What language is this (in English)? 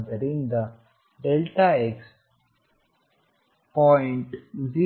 Kannada